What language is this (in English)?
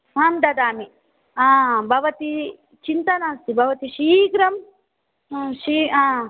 Sanskrit